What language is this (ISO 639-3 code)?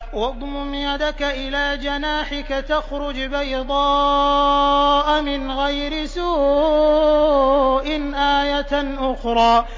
ara